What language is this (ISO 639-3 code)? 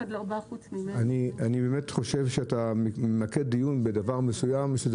heb